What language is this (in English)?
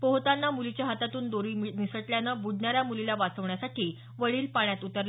Marathi